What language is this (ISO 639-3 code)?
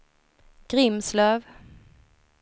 swe